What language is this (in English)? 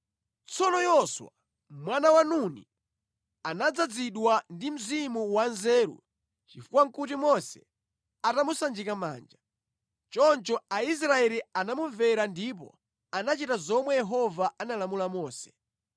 Nyanja